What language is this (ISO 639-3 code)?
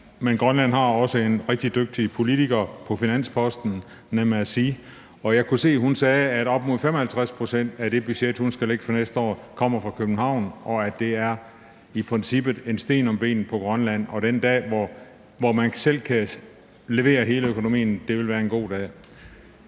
dan